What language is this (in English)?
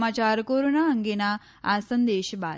Gujarati